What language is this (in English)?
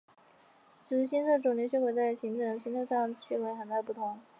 Chinese